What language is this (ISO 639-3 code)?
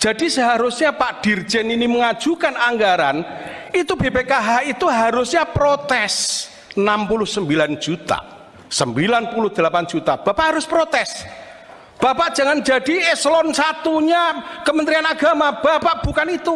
ind